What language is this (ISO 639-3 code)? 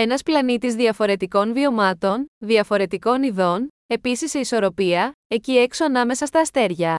ell